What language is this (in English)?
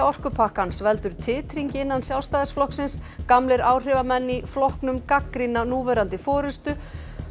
Icelandic